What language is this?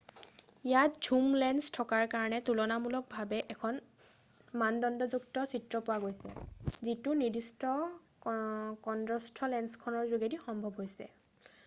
Assamese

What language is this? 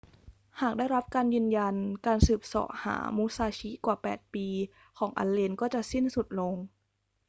Thai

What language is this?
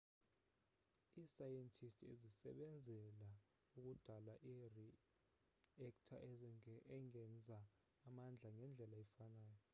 Xhosa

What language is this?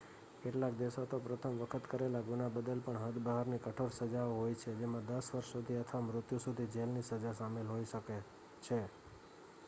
Gujarati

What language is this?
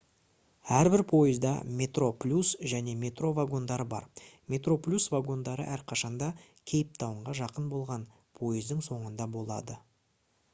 Kazakh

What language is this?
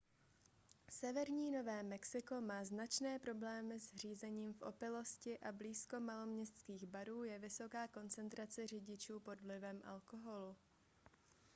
Czech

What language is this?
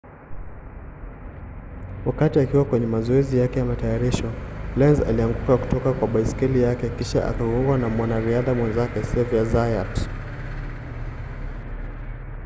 Swahili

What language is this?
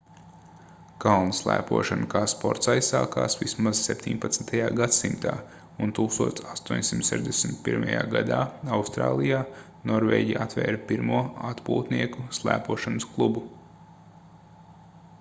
Latvian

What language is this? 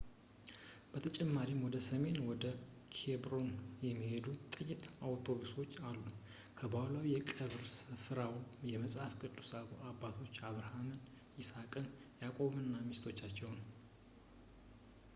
Amharic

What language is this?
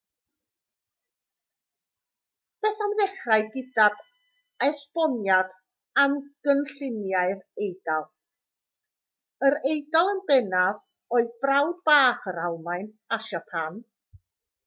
Welsh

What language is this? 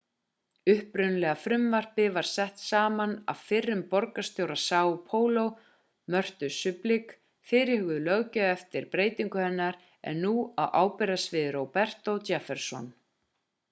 Icelandic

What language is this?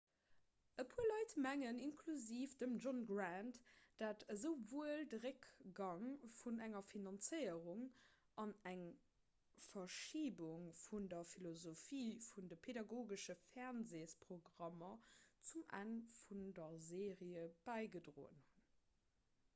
Luxembourgish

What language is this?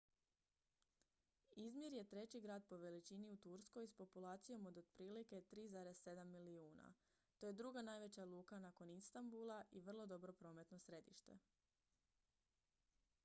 Croatian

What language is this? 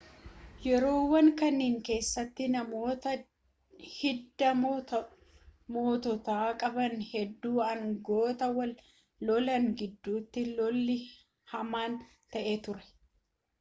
Oromo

